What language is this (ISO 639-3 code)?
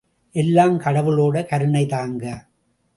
tam